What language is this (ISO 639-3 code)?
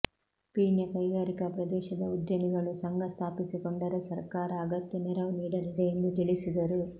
kan